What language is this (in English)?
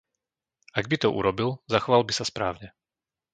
Slovak